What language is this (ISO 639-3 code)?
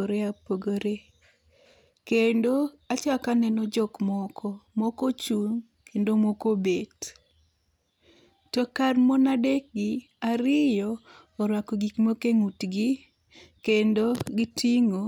luo